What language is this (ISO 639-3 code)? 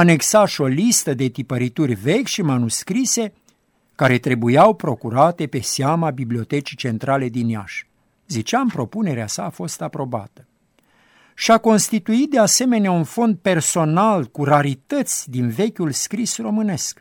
ron